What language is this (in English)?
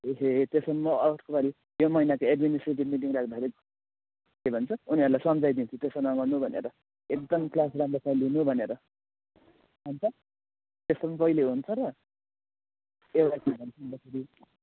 Nepali